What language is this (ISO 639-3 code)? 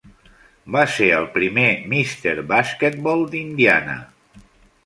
cat